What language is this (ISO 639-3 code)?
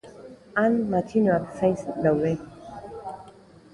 eus